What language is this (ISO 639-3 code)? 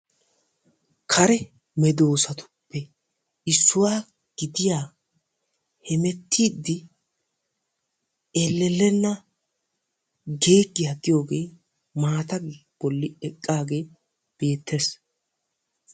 wal